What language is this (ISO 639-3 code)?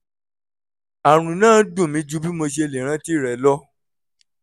yor